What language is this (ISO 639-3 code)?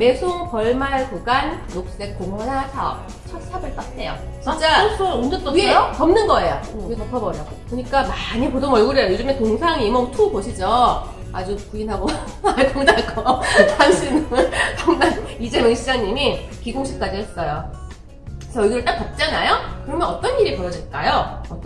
kor